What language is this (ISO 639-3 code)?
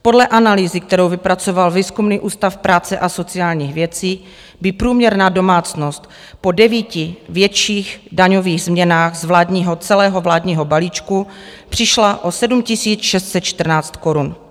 ces